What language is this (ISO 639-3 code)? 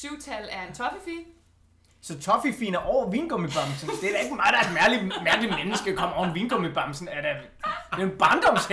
dan